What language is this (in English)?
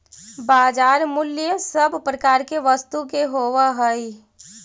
Magahi